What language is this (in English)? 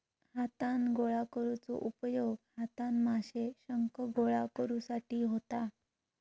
Marathi